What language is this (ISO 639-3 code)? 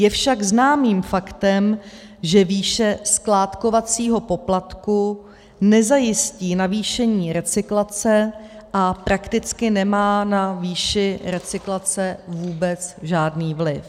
ces